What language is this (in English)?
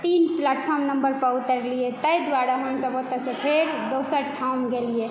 Maithili